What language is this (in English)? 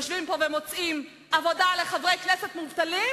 Hebrew